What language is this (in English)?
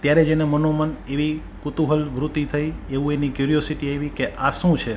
Gujarati